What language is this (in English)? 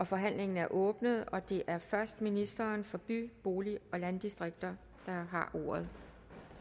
Danish